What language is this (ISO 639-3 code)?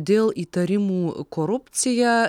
lit